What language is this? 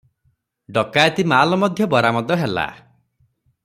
Odia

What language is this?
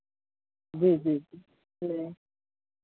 Hindi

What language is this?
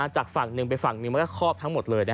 Thai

